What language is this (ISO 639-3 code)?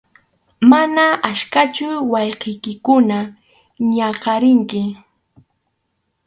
qxu